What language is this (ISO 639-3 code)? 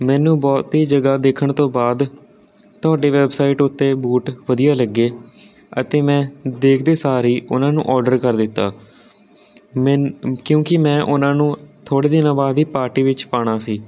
pan